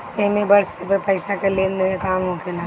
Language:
Bhojpuri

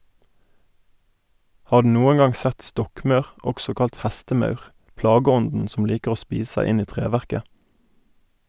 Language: Norwegian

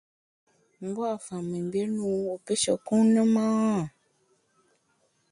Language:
Bamun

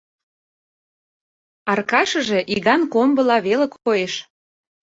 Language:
Mari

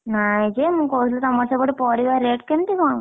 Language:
Odia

